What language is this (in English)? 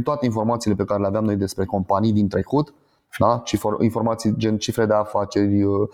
Romanian